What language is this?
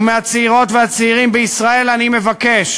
Hebrew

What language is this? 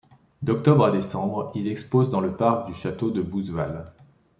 French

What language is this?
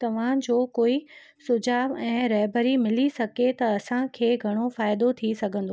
Sindhi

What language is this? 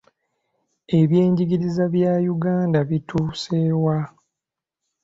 Ganda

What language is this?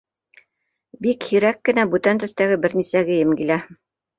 Bashkir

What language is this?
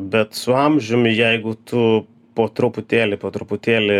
Lithuanian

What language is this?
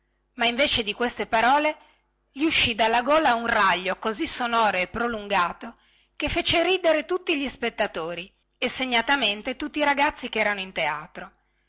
Italian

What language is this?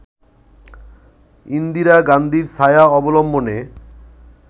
Bangla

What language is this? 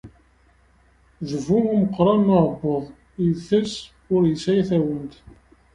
Kabyle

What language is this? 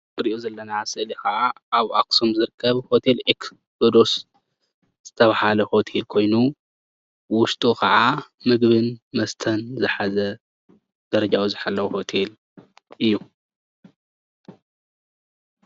Tigrinya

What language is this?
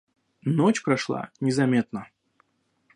Russian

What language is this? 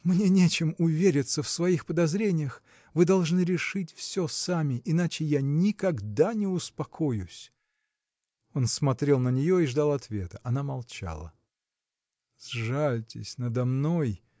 Russian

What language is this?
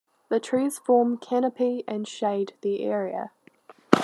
English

